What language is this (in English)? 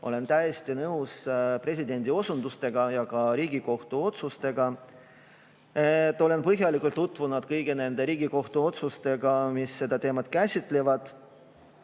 Estonian